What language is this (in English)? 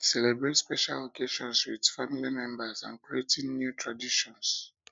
Nigerian Pidgin